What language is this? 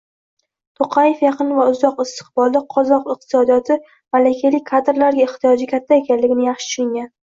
Uzbek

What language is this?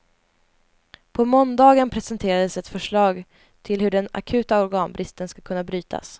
Swedish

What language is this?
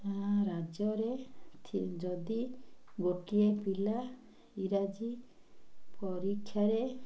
Odia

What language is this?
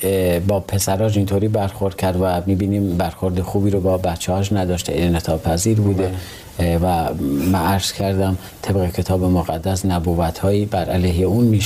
Persian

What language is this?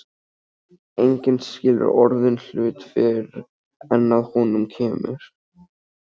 Icelandic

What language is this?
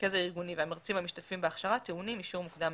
Hebrew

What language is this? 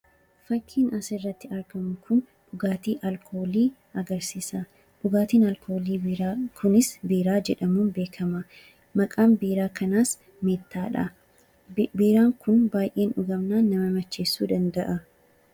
Oromo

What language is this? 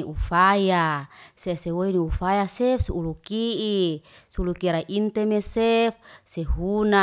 Liana-Seti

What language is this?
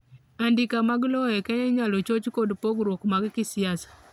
Luo (Kenya and Tanzania)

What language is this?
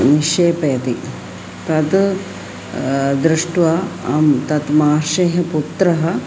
Sanskrit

